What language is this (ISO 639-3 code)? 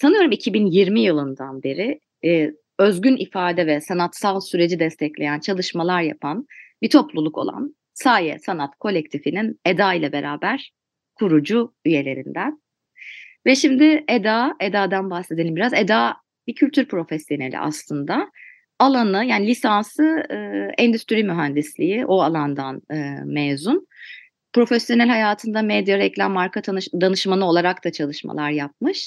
tur